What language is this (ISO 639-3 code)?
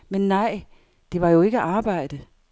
dan